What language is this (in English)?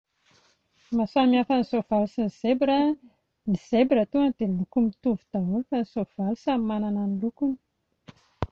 Malagasy